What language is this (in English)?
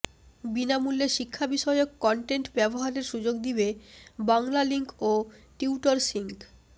Bangla